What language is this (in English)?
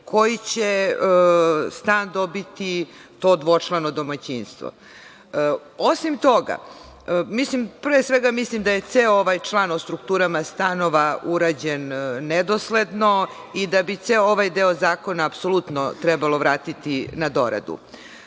Serbian